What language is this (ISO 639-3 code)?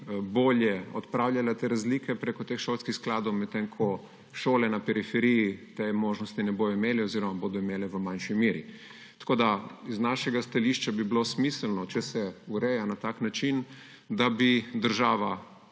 slv